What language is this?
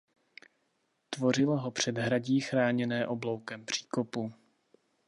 Czech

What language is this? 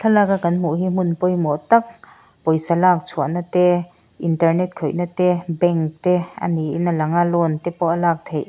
Mizo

